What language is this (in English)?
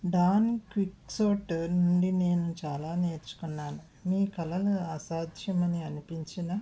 Telugu